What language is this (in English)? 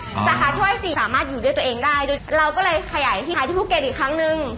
Thai